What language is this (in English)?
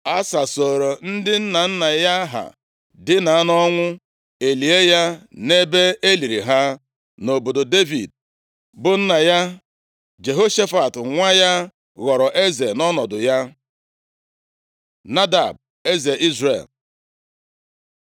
Igbo